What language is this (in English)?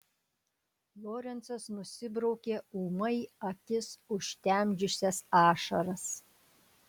Lithuanian